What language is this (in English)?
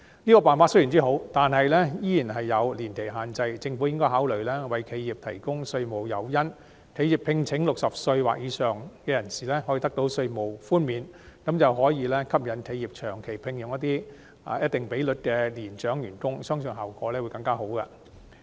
Cantonese